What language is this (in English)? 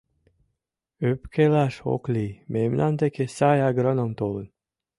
Mari